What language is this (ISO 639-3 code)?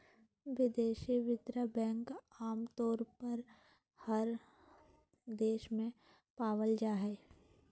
mag